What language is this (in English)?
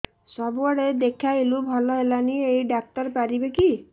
Odia